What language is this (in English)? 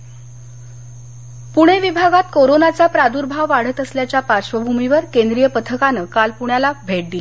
Marathi